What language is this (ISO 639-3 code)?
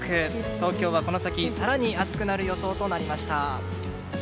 jpn